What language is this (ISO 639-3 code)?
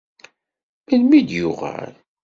kab